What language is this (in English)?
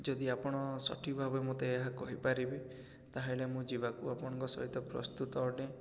Odia